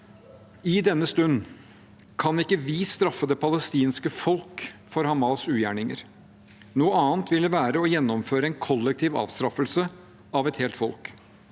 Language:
Norwegian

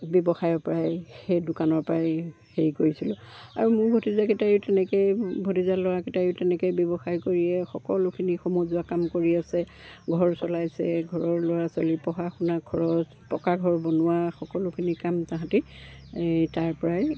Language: Assamese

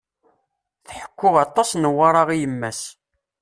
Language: Kabyle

